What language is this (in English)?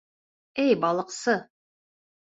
Bashkir